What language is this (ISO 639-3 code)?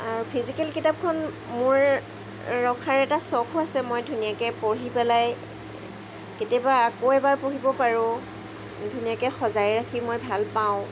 asm